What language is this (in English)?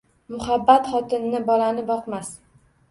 Uzbek